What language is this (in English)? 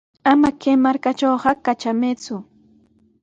Sihuas Ancash Quechua